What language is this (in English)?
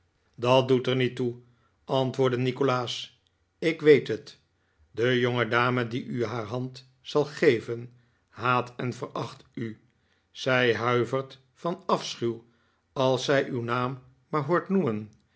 Dutch